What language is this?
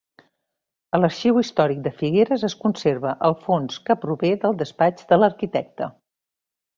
Catalan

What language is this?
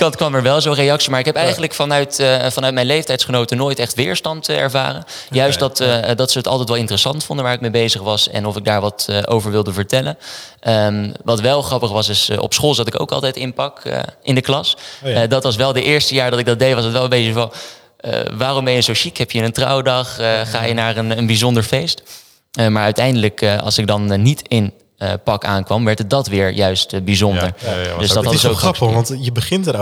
Dutch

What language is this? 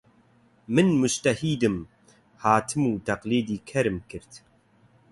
Central Kurdish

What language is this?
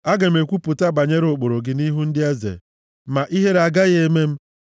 Igbo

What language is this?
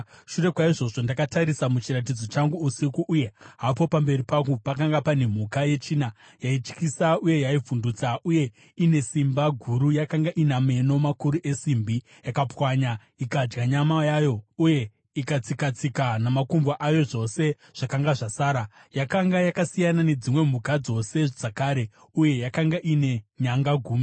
Shona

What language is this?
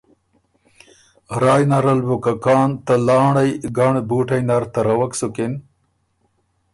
Ormuri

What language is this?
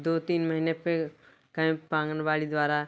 Hindi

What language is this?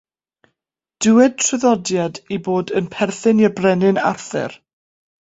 Welsh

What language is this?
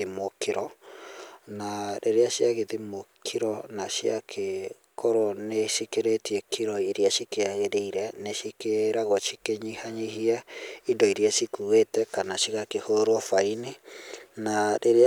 Kikuyu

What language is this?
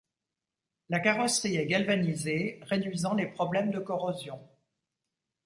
French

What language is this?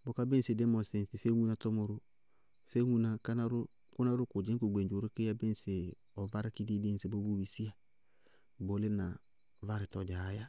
Bago-Kusuntu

